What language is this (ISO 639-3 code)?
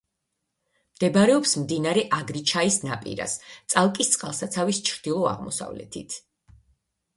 kat